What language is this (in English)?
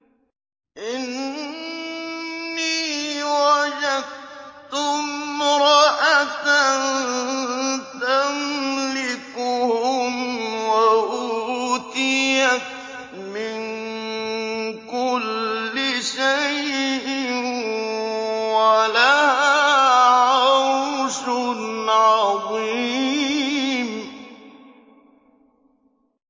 Arabic